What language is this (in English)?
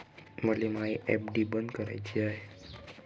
Marathi